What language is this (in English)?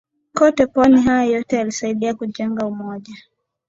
Swahili